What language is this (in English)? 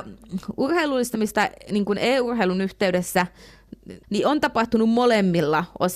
Finnish